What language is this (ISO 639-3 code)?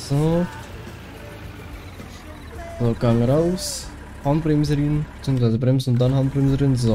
deu